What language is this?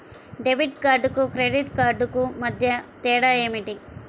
Telugu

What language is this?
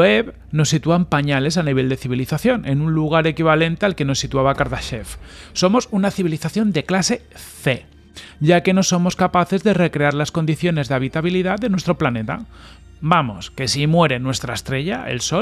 Spanish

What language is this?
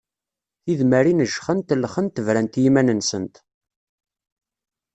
Kabyle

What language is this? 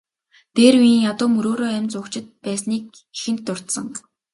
Mongolian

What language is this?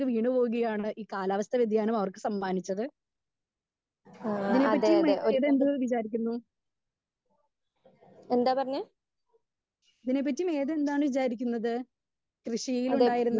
Malayalam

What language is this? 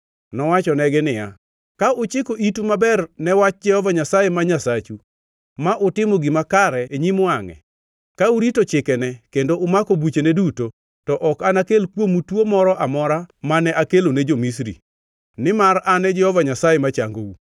Luo (Kenya and Tanzania)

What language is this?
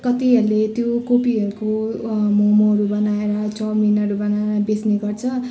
Nepali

